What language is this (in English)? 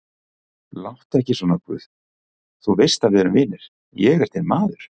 Icelandic